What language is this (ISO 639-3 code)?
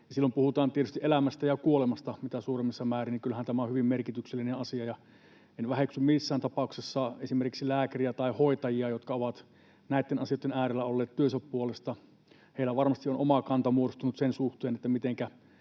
fin